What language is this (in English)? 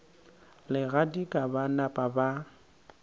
Northern Sotho